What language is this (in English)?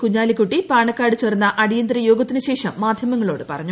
Malayalam